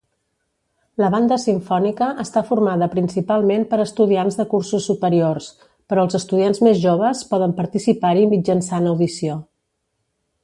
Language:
Catalan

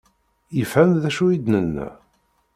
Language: Kabyle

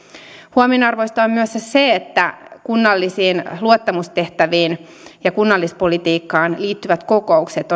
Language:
Finnish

